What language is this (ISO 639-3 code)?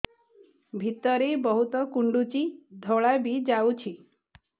ori